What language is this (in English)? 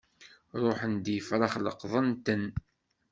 Kabyle